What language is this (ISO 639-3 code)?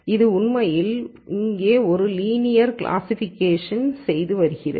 tam